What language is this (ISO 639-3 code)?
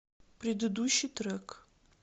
rus